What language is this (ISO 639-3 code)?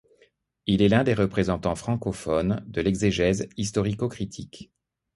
fra